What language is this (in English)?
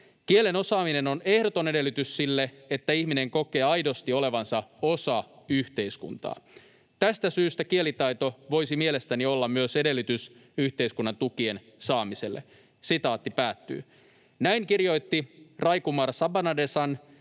Finnish